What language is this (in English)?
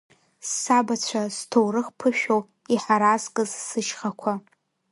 Abkhazian